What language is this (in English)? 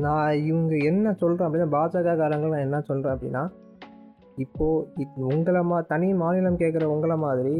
Tamil